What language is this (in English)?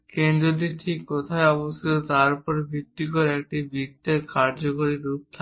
Bangla